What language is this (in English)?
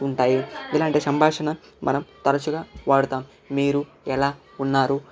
Telugu